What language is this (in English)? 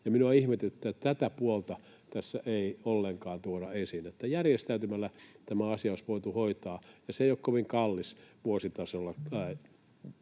Finnish